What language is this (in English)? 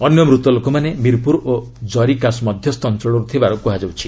Odia